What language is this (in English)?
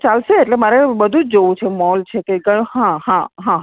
Gujarati